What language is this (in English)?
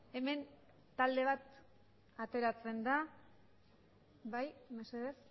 Basque